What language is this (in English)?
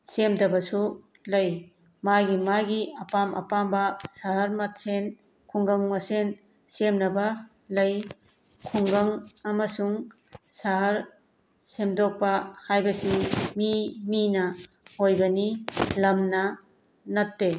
Manipuri